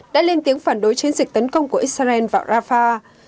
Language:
Vietnamese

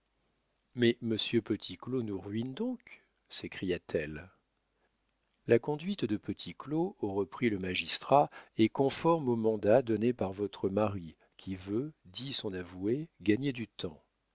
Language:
French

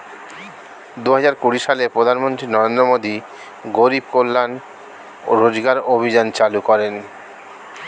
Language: Bangla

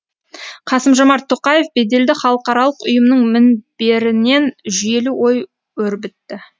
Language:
Kazakh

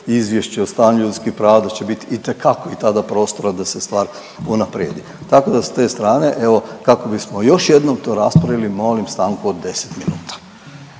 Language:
Croatian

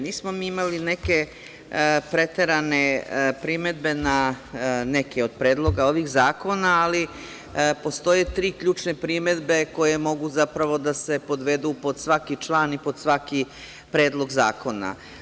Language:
Serbian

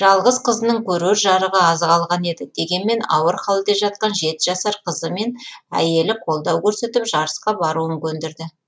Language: Kazakh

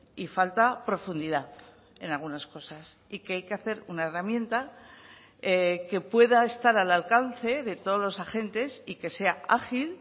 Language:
Spanish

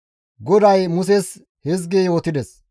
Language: Gamo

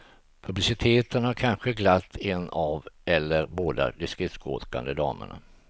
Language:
Swedish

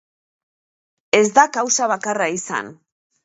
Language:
Basque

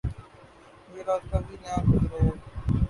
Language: Urdu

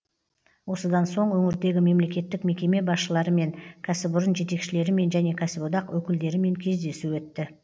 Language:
Kazakh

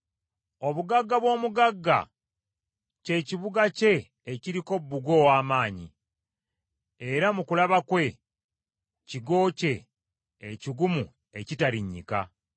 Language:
Ganda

